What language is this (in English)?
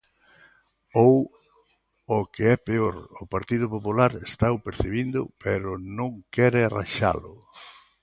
Galician